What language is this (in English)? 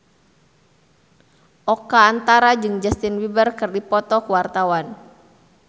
Sundanese